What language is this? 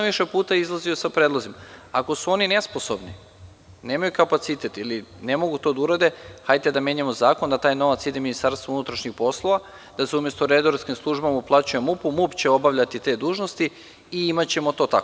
Serbian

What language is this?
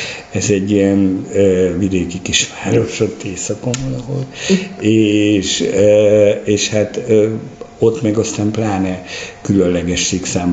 Hungarian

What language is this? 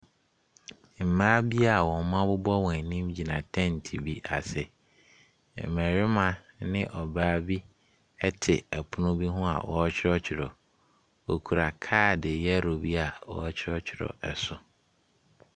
Akan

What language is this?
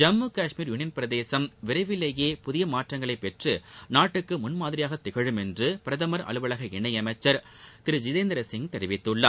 Tamil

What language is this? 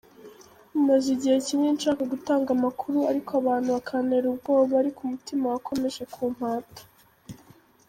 Kinyarwanda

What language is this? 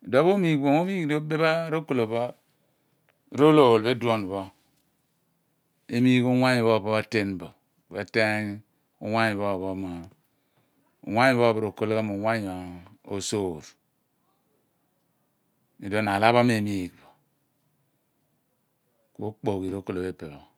Abua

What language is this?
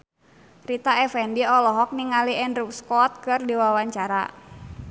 Sundanese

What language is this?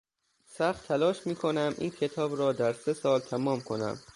Persian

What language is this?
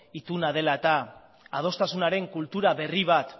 Basque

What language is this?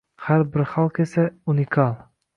Uzbek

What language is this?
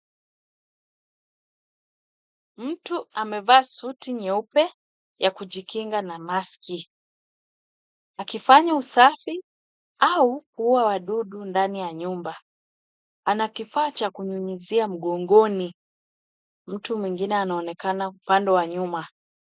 Swahili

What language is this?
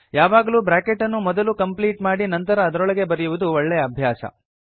Kannada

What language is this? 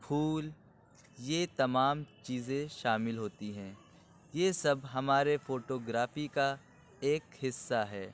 Urdu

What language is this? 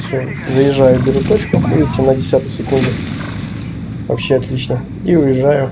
Russian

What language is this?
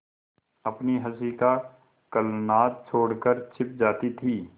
Hindi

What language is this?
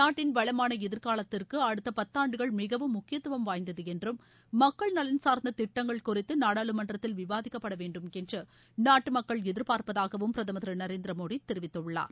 Tamil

